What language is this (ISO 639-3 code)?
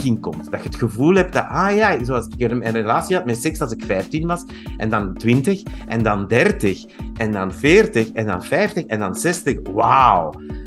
nld